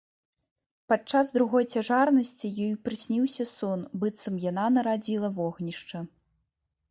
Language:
Belarusian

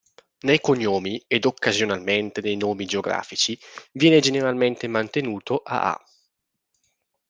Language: Italian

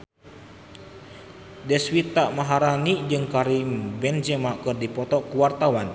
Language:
Sundanese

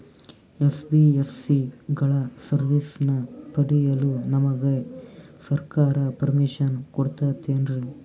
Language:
Kannada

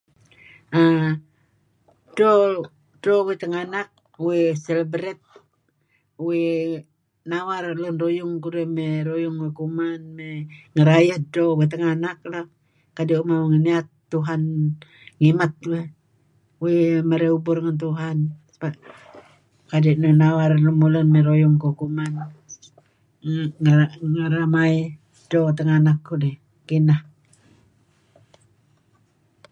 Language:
Kelabit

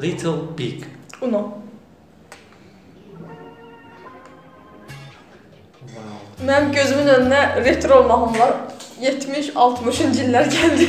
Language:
Turkish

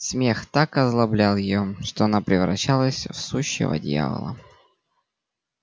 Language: Russian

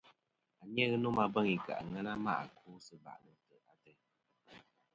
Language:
Kom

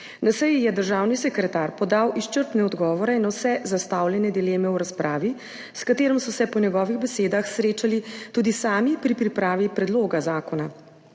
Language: Slovenian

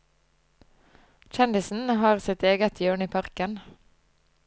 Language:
Norwegian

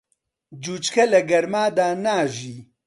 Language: Central Kurdish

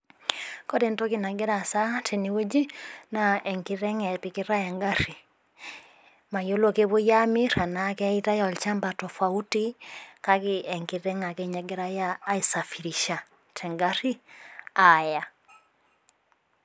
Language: Masai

